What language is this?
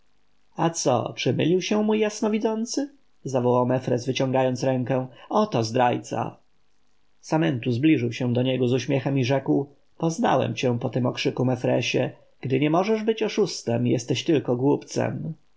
Polish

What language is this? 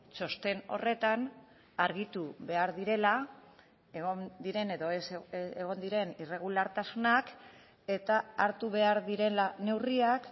Basque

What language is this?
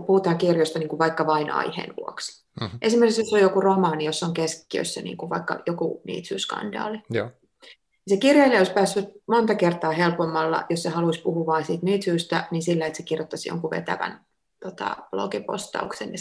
Finnish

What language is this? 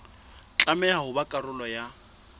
Southern Sotho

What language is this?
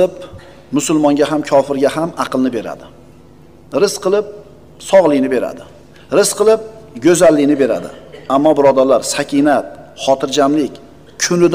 Turkish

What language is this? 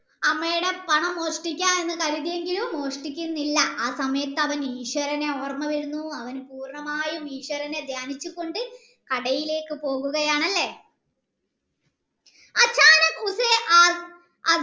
Malayalam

